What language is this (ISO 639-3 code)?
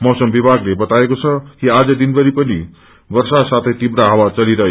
nep